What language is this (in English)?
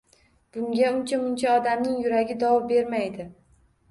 Uzbek